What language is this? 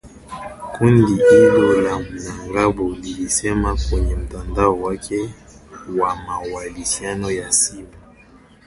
Swahili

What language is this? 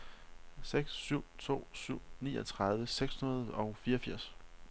Danish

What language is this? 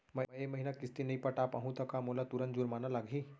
Chhattisgarhi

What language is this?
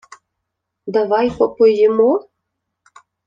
Ukrainian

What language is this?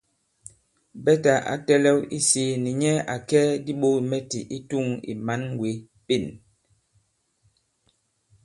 Bankon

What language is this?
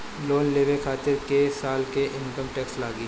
Bhojpuri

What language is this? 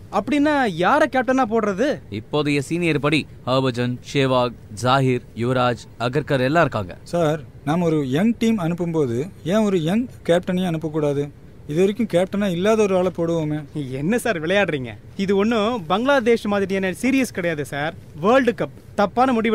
Tamil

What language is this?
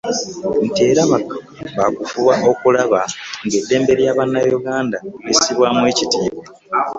Ganda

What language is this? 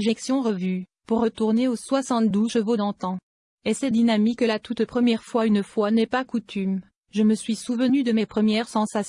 French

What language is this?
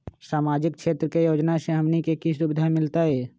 Magahi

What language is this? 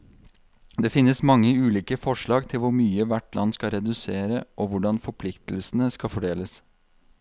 Norwegian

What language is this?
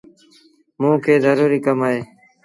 Sindhi Bhil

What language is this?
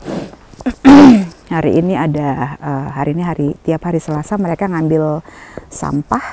Indonesian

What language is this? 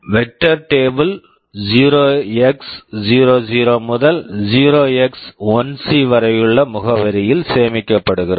Tamil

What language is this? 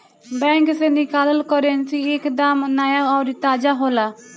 Bhojpuri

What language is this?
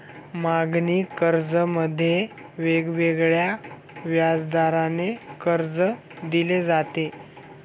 Marathi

